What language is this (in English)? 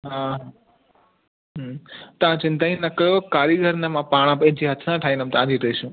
Sindhi